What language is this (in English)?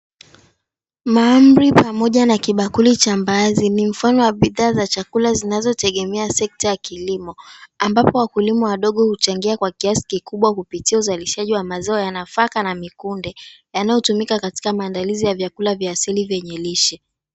Swahili